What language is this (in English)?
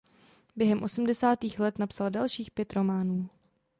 Czech